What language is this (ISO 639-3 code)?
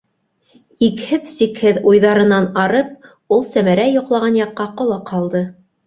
bak